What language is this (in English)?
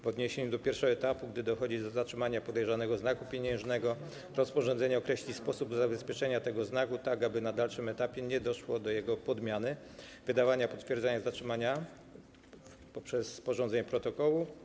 Polish